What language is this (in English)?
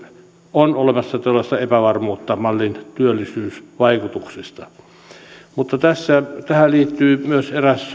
Finnish